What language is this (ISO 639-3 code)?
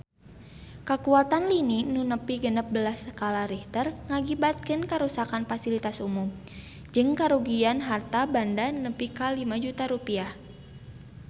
sun